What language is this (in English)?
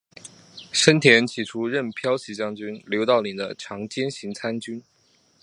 Chinese